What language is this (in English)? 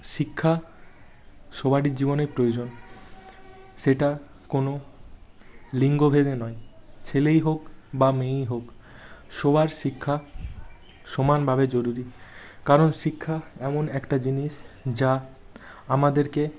Bangla